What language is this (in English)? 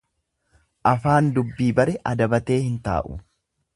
Oromo